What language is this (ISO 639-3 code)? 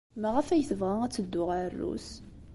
kab